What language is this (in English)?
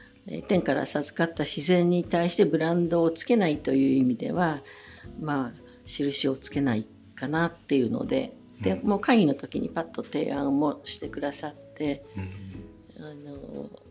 Japanese